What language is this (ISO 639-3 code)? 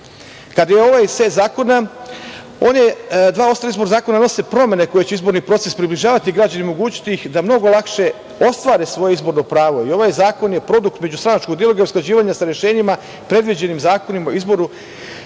srp